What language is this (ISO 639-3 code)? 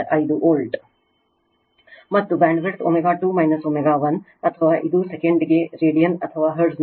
kan